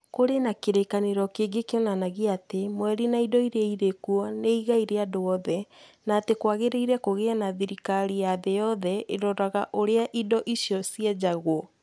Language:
Kikuyu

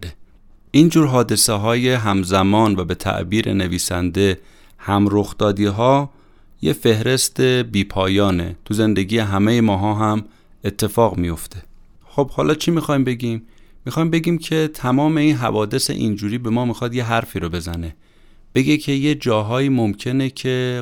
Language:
Persian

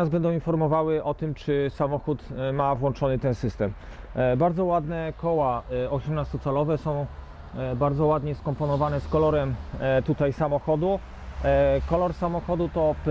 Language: Polish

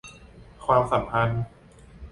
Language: Thai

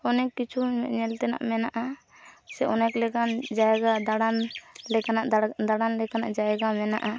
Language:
Santali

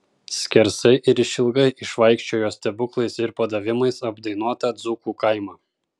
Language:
Lithuanian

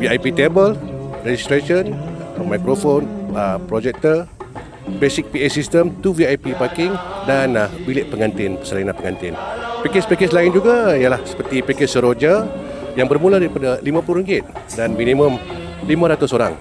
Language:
Malay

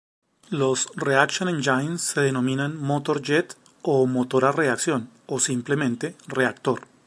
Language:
Spanish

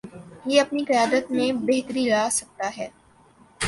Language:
Urdu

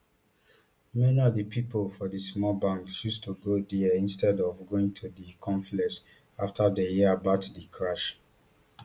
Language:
Nigerian Pidgin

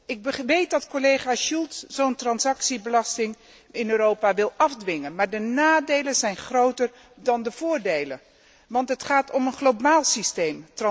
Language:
Dutch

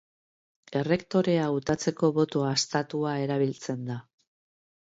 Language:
Basque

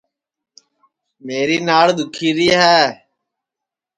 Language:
Sansi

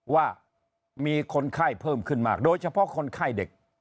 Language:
Thai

